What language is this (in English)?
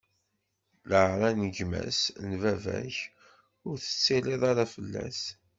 Kabyle